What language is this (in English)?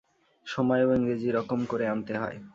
Bangla